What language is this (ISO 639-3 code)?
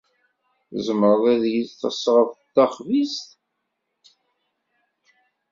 kab